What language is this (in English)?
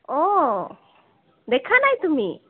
Assamese